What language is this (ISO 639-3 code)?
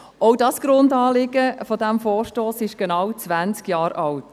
gsw